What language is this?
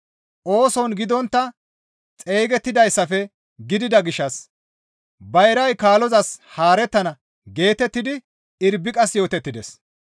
Gamo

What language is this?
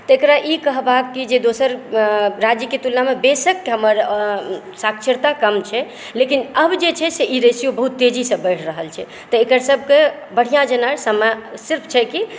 Maithili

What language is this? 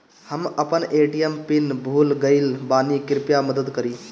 Bhojpuri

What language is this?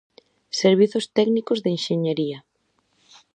Galician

